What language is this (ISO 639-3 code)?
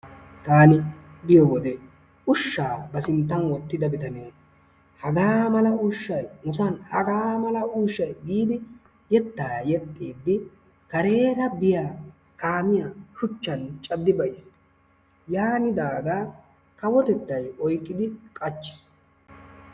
wal